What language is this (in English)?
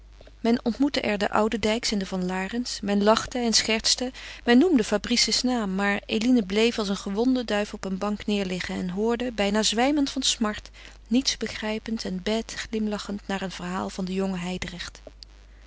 Dutch